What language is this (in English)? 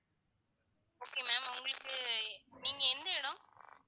Tamil